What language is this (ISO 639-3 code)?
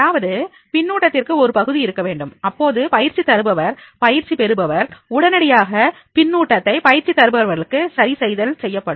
tam